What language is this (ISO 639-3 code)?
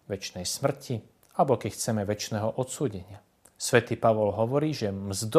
slk